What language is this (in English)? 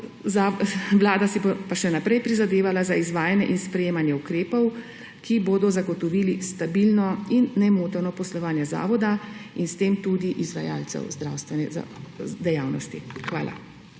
Slovenian